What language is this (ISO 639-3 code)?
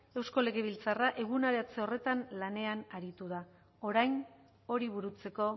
eus